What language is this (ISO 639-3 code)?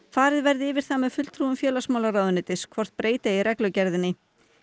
isl